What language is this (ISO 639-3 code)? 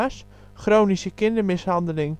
nld